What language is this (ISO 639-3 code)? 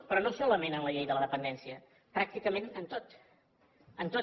cat